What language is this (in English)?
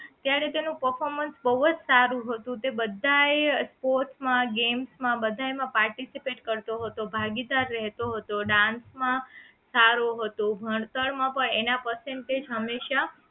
Gujarati